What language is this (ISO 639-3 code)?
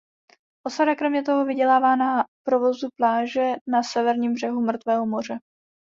ces